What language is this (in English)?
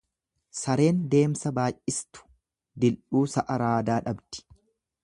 Oromo